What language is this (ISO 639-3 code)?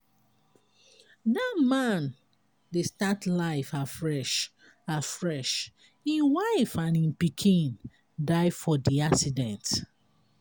pcm